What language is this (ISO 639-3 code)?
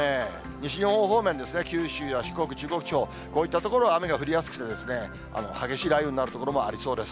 jpn